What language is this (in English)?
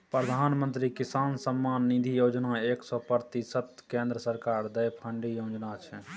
Maithili